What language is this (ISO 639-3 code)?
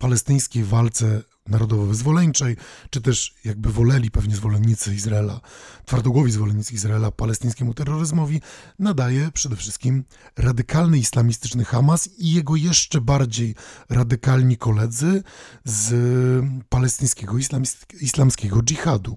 pol